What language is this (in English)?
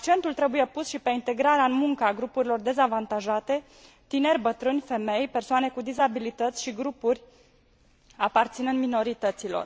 Romanian